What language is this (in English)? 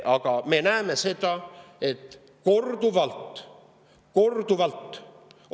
Estonian